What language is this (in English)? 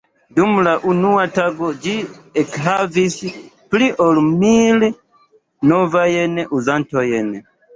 Esperanto